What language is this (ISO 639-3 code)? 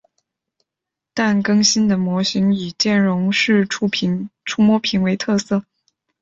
zho